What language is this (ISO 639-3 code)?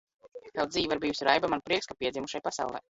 lav